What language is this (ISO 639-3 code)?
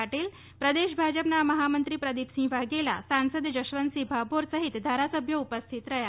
guj